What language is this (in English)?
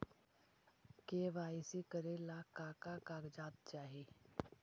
Magahi